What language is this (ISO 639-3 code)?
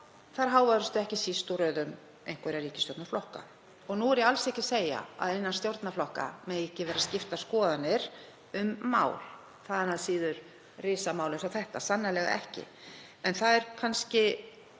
isl